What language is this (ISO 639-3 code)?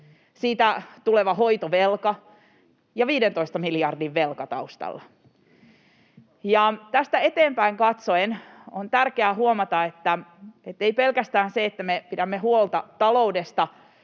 fin